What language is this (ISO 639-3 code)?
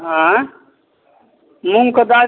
mai